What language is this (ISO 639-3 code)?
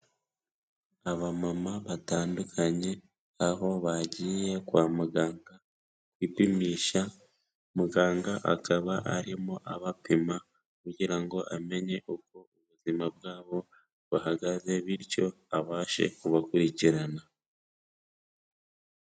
kin